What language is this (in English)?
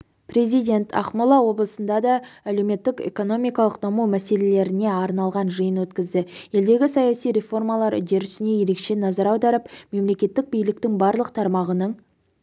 Kazakh